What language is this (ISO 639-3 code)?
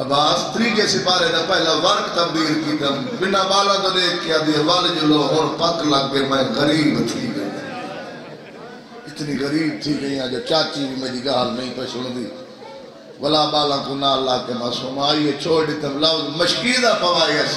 ara